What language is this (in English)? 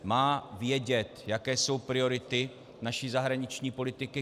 Czech